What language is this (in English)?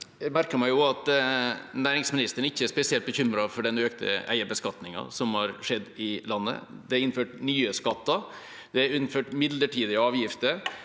Norwegian